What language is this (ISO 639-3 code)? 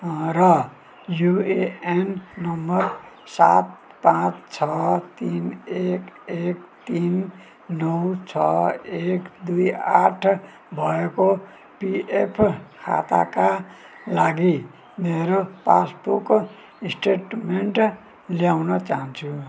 nep